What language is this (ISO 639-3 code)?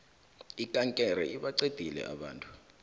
nbl